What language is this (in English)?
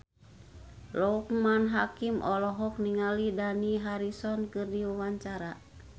Sundanese